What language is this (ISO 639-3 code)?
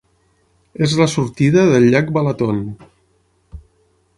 cat